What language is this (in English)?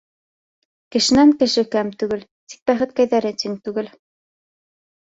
Bashkir